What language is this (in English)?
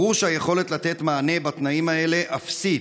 Hebrew